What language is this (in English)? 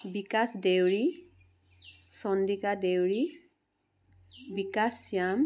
Assamese